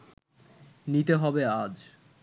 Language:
Bangla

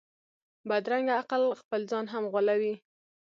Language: Pashto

